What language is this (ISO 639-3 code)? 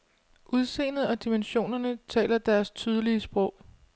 dan